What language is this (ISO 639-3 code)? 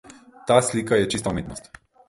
slv